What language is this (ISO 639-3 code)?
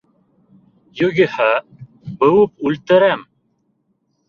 bak